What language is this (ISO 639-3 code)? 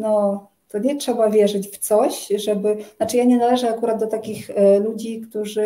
pol